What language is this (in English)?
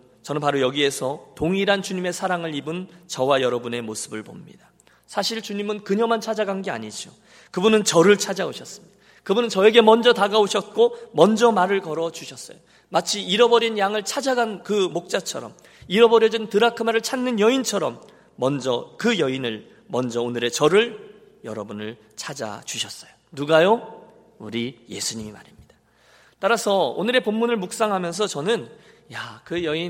Korean